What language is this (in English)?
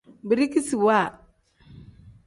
Tem